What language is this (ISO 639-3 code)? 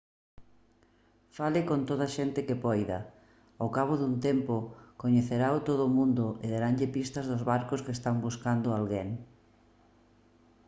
glg